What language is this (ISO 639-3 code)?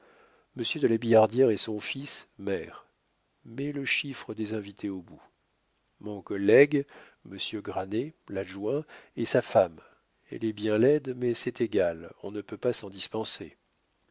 fra